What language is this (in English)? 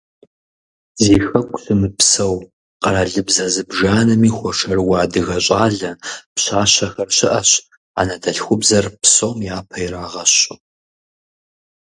Kabardian